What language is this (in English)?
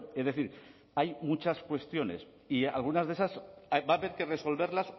Spanish